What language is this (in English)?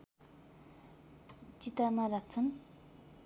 Nepali